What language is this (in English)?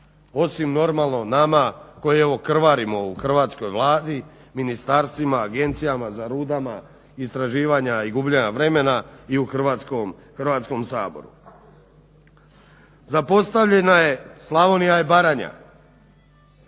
Croatian